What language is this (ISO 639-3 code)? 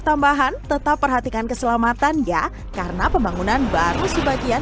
ind